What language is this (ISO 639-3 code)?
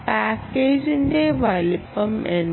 mal